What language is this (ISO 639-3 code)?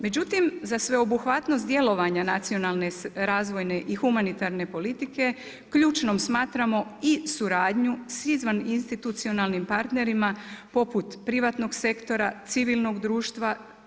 hrv